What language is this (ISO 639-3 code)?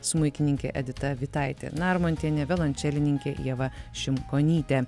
lit